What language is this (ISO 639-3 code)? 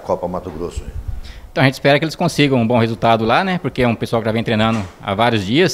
por